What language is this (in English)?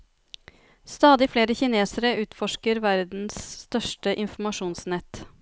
Norwegian